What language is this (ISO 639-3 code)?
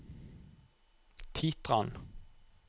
nor